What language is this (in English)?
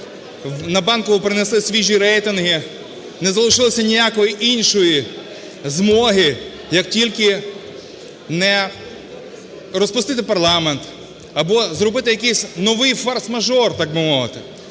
Ukrainian